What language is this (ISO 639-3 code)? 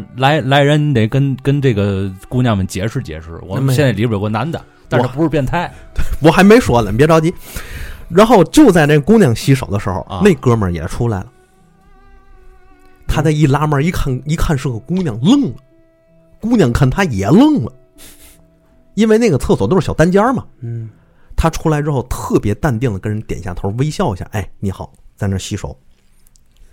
zho